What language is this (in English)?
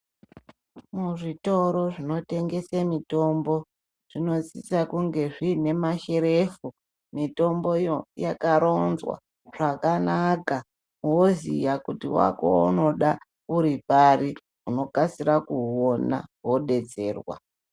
Ndau